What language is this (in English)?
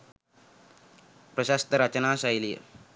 Sinhala